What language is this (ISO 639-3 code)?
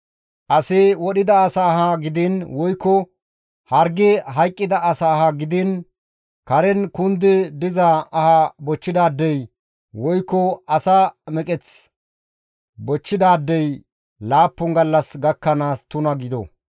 gmv